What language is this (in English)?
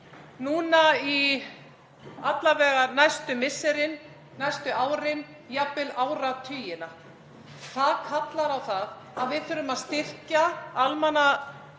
Icelandic